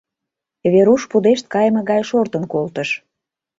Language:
Mari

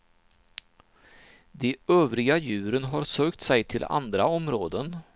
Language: Swedish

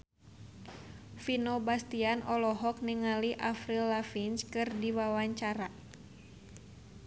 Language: Sundanese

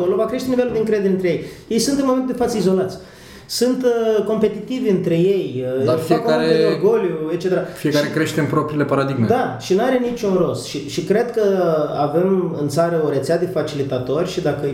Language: Romanian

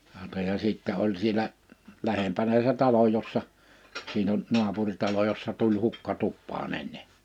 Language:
Finnish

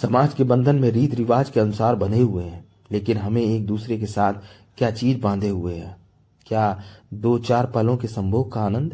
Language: Hindi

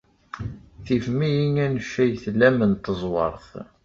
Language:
Kabyle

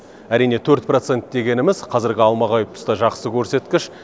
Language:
Kazakh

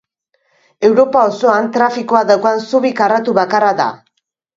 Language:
Basque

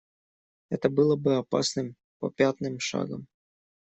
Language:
Russian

